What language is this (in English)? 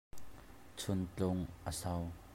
Hakha Chin